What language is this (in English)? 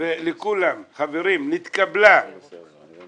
Hebrew